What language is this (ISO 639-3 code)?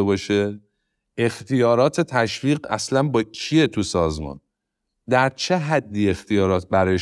fas